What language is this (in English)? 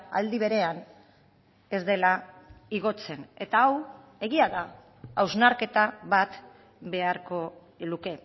Basque